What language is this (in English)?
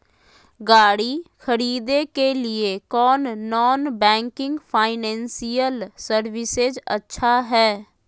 Magahi